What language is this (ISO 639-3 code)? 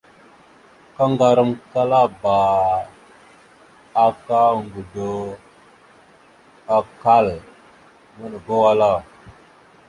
mxu